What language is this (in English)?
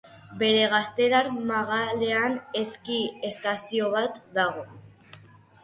Basque